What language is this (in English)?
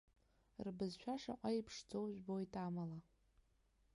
Abkhazian